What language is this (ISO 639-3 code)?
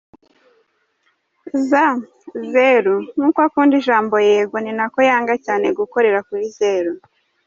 kin